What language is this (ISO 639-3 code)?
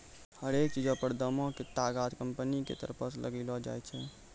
mai